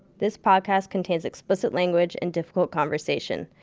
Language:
English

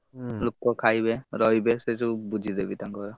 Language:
Odia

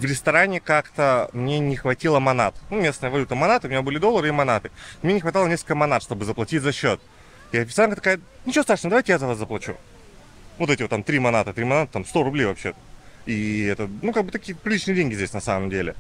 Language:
Russian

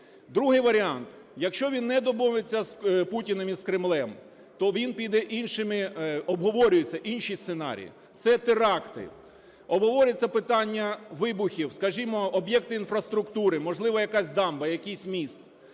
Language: Ukrainian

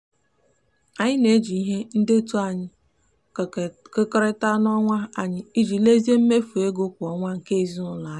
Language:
Igbo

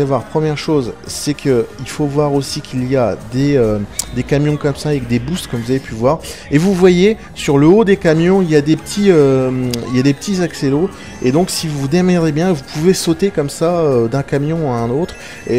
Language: French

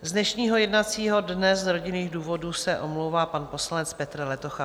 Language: Czech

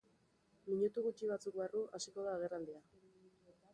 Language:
Basque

